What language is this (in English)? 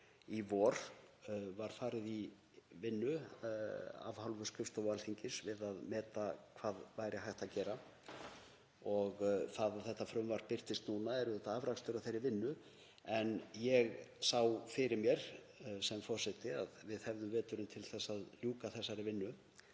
Icelandic